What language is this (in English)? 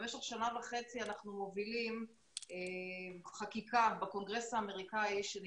Hebrew